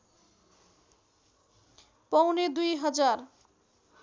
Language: Nepali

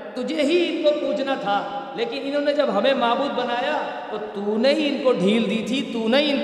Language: Urdu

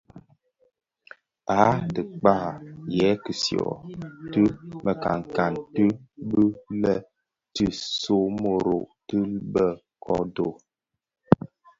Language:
Bafia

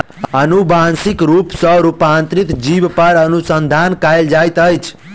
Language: Maithili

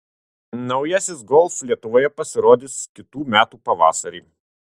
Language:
Lithuanian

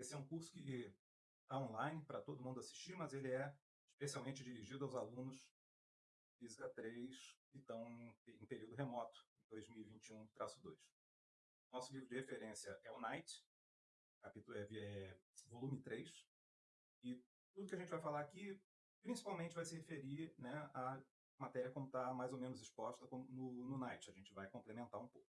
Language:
Portuguese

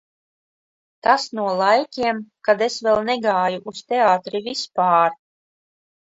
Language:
Latvian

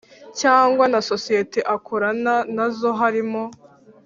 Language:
Kinyarwanda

